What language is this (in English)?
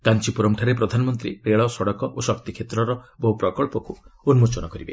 Odia